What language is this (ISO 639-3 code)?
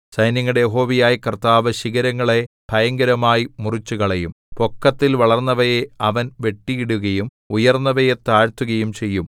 mal